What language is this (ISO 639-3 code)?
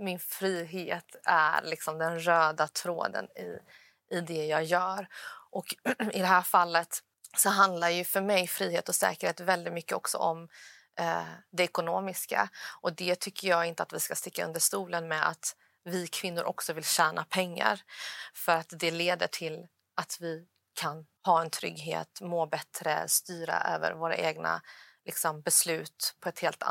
swe